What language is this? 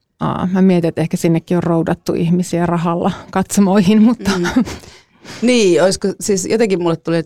Finnish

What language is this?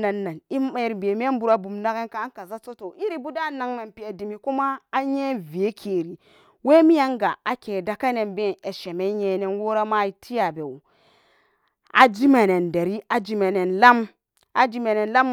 Samba Daka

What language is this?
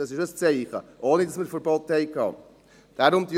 Swiss German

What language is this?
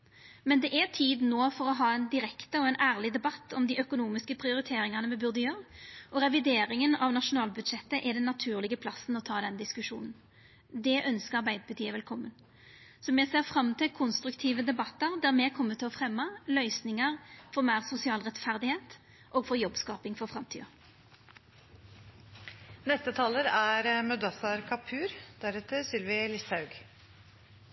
Norwegian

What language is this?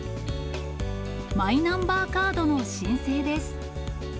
Japanese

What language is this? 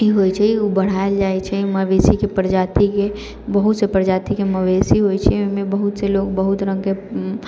Maithili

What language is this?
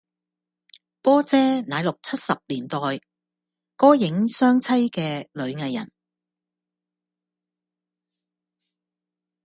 Cantonese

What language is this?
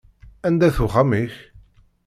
Kabyle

